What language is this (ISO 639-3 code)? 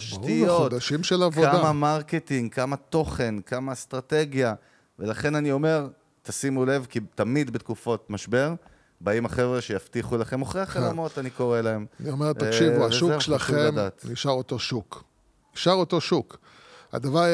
heb